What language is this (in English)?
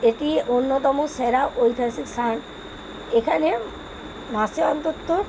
Bangla